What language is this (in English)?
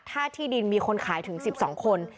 Thai